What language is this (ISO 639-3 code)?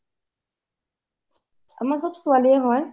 asm